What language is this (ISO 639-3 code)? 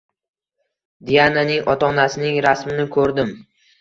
uzb